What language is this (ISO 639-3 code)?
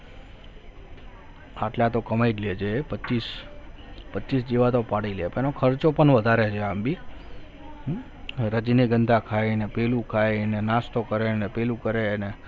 guj